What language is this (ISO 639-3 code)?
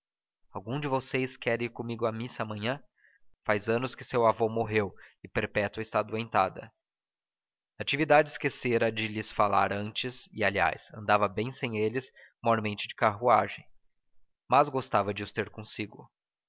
por